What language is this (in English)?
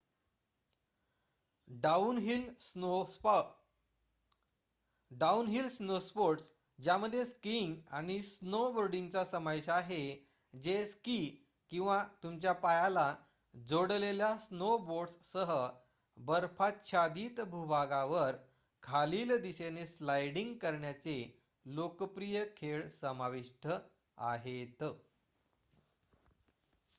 Marathi